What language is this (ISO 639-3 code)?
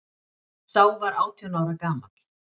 isl